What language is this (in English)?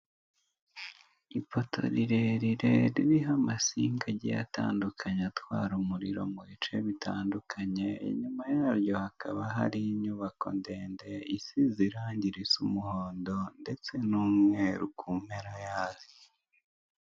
Kinyarwanda